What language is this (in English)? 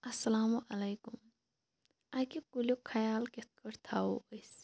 Kashmiri